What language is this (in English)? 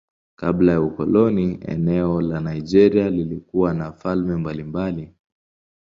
Swahili